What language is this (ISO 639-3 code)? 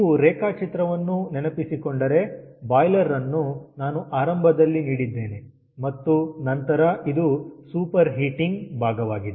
kan